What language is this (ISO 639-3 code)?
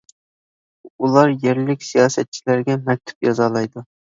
uig